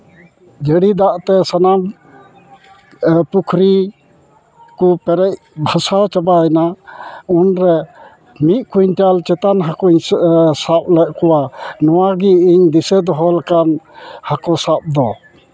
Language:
Santali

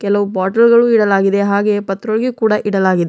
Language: Kannada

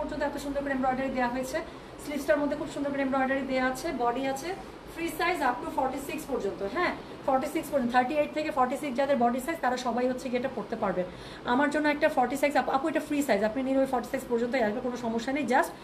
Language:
Bangla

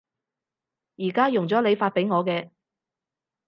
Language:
Cantonese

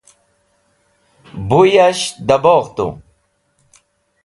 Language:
Wakhi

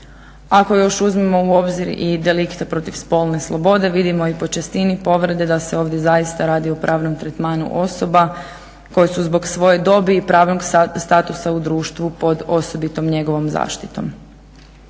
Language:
Croatian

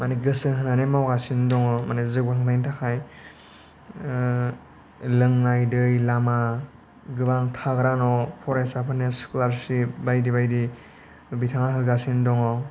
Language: Bodo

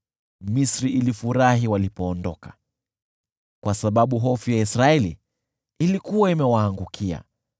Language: Swahili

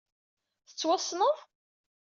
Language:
Kabyle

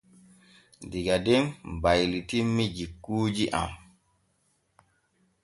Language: Borgu Fulfulde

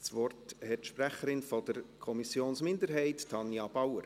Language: Swiss German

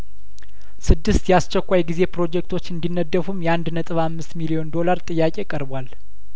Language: Amharic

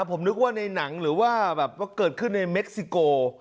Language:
Thai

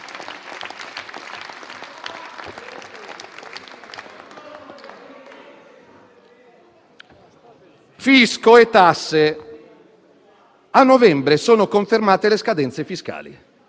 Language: Italian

